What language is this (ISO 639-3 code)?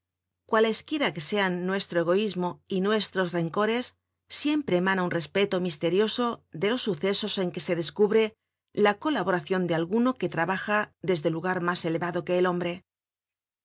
spa